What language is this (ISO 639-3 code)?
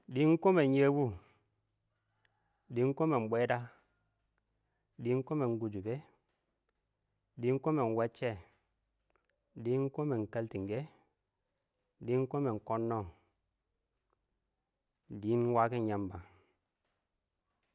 awo